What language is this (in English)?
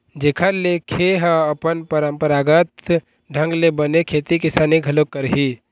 Chhattisgarhi